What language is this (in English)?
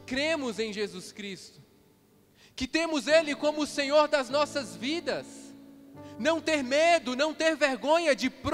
Portuguese